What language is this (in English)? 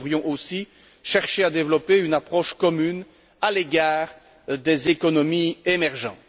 French